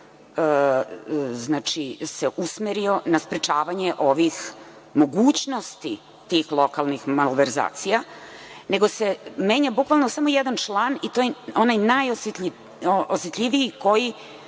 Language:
Serbian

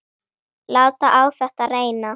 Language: Icelandic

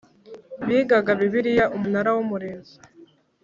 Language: Kinyarwanda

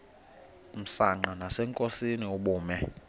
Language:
Xhosa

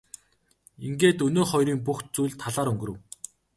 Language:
Mongolian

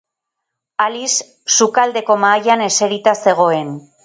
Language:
Basque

